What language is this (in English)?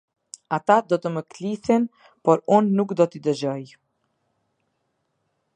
Albanian